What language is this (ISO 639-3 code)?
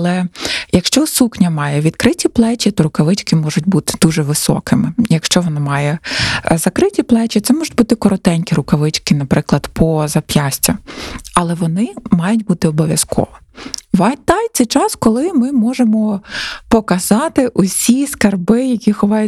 ukr